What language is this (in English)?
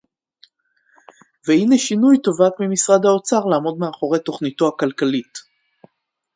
Hebrew